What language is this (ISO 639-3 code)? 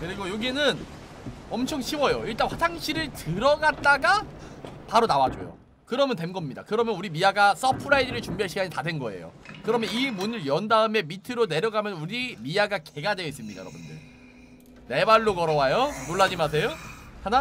kor